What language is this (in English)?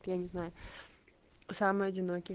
Russian